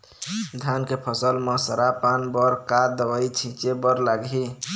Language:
Chhattisgarhi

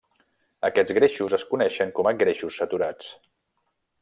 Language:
Catalan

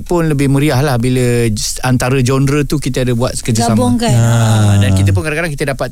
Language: Malay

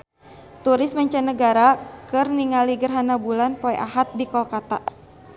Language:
Sundanese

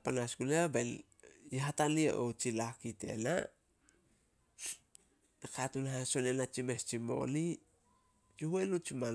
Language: Solos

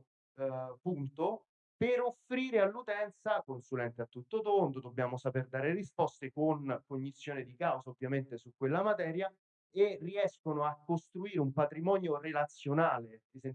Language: Italian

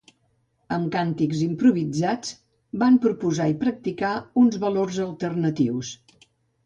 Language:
Catalan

